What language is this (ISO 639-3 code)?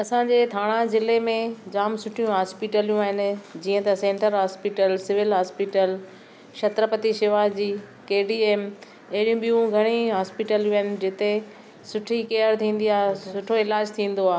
snd